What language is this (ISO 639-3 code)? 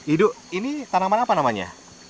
ind